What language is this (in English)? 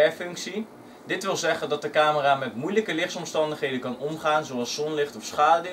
Dutch